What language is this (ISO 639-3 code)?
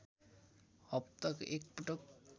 nep